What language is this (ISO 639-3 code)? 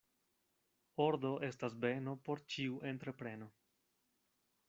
epo